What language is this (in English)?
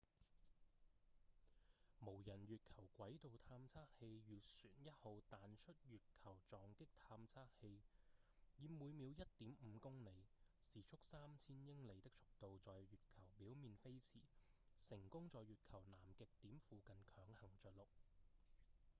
Cantonese